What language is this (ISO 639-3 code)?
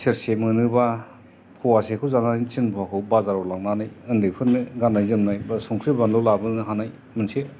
brx